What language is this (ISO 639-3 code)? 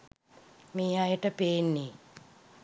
sin